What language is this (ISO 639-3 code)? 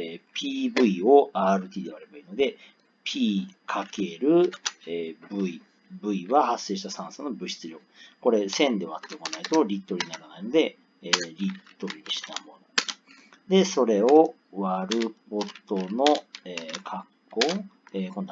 jpn